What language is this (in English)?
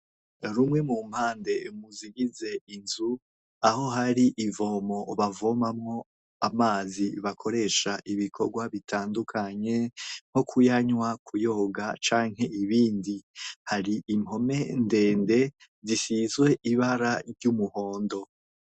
Rundi